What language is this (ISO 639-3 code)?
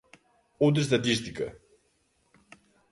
glg